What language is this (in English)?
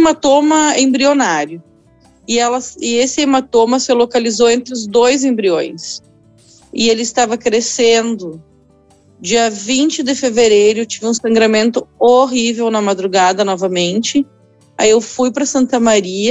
Portuguese